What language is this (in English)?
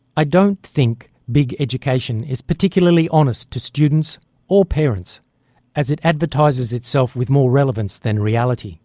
English